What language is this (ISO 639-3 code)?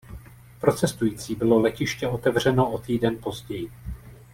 ces